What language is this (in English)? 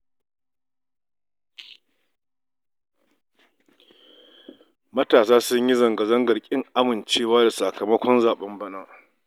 Hausa